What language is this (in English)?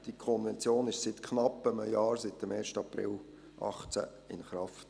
Swiss German